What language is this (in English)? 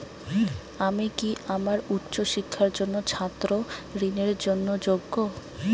Bangla